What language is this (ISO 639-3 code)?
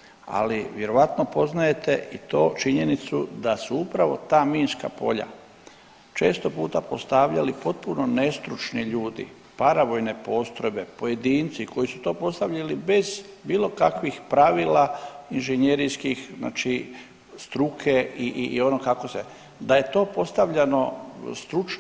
hrv